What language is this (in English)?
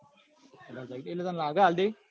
Gujarati